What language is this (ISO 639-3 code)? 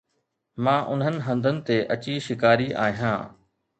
snd